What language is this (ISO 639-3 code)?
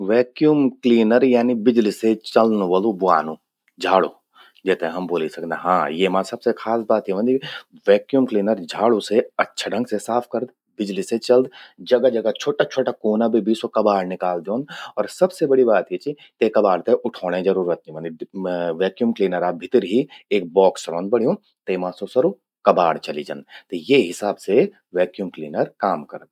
gbm